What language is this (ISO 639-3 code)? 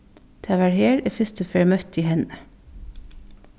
fao